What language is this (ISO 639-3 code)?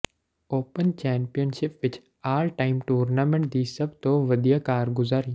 pan